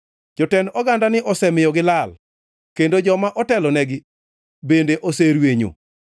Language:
Luo (Kenya and Tanzania)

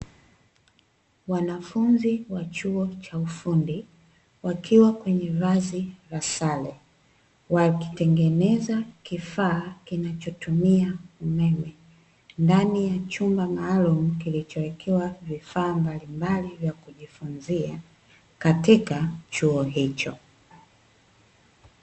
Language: Swahili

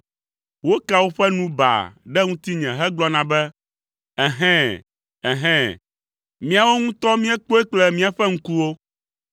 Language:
Ewe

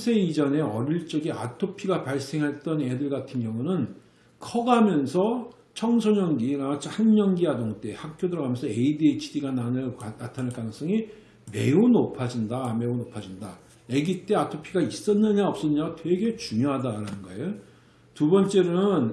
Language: Korean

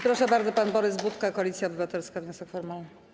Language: Polish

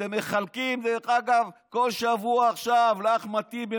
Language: Hebrew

